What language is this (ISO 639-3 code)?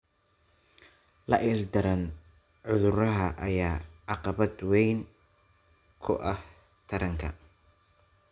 som